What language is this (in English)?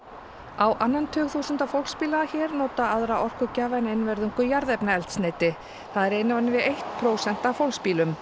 Icelandic